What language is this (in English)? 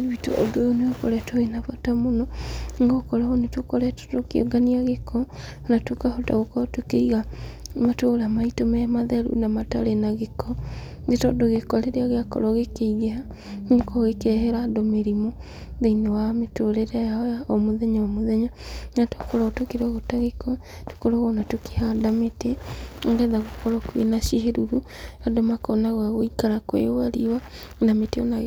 Kikuyu